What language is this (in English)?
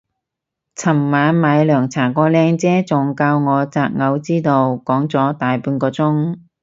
Cantonese